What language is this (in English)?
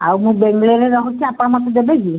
Odia